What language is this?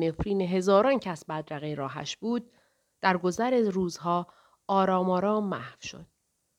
Persian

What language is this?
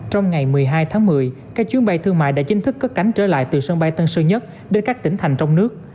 Vietnamese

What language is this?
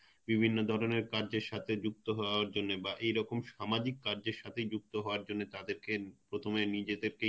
Bangla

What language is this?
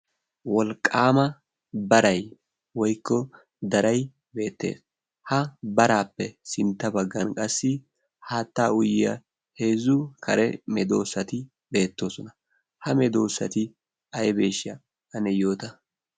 Wolaytta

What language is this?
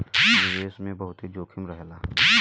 Bhojpuri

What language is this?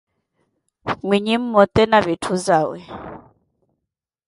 Koti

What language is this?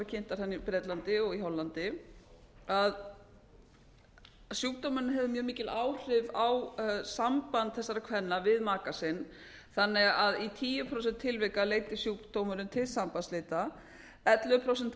Icelandic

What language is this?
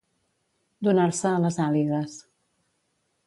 Catalan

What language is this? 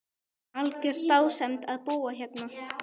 Icelandic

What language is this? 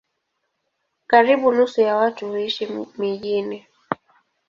Swahili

